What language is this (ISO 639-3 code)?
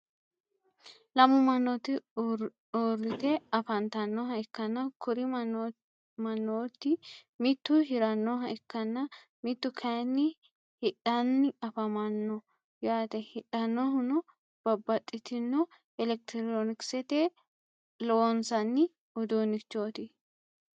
sid